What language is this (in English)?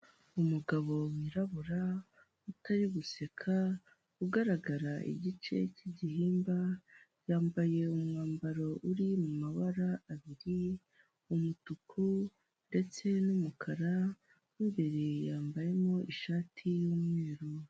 Kinyarwanda